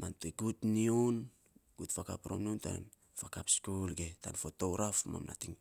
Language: Saposa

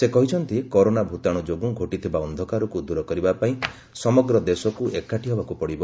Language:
Odia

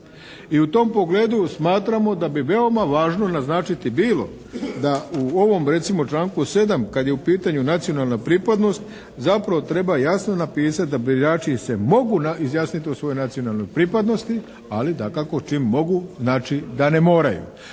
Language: Croatian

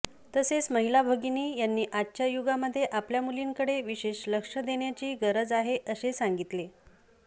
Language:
Marathi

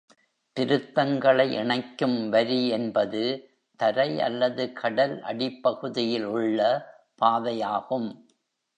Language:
Tamil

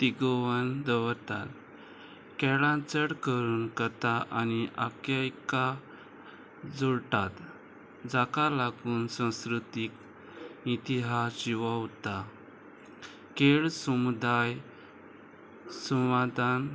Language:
Konkani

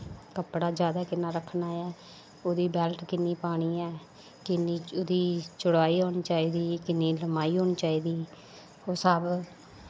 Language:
Dogri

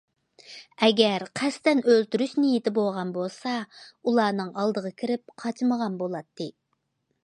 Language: Uyghur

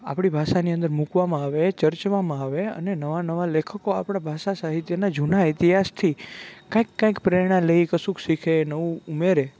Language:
Gujarati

